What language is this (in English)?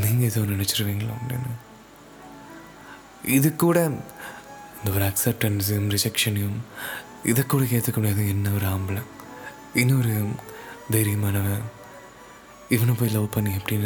Tamil